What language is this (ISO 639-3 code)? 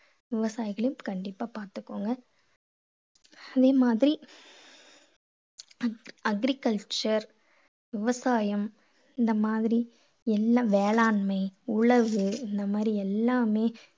tam